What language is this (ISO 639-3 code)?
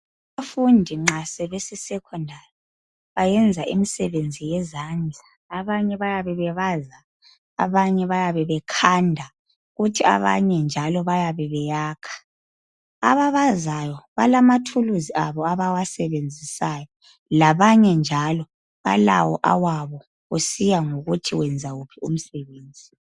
nde